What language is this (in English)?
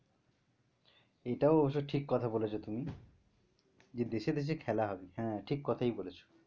Bangla